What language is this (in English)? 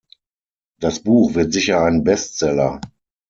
German